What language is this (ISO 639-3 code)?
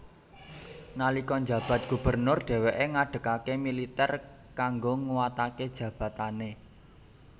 jav